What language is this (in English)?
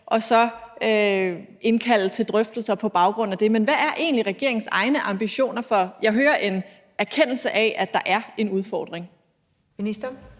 Danish